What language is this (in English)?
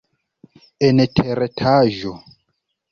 Esperanto